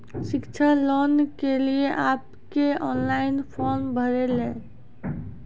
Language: Maithili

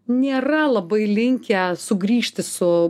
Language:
Lithuanian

